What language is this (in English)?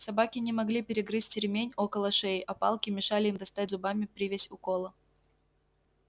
Russian